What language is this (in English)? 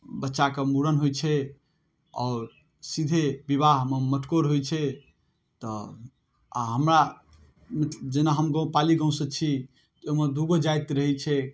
Maithili